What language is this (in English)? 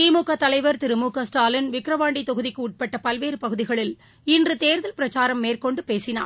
Tamil